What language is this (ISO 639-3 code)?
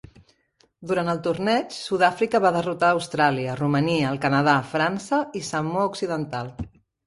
cat